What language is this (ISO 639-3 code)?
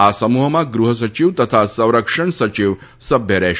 guj